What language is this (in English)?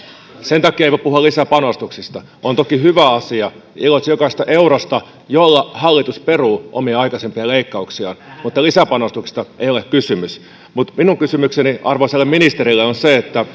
Finnish